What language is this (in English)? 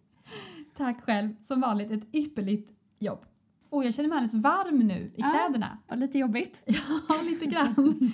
Swedish